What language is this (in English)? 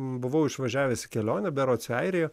Lithuanian